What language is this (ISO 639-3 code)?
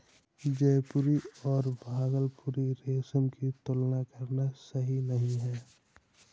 hin